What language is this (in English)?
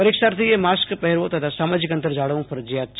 Gujarati